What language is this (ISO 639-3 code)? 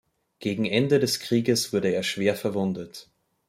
deu